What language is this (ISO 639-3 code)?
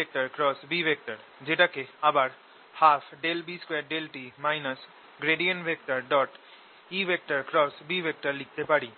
ben